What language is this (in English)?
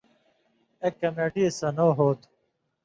Indus Kohistani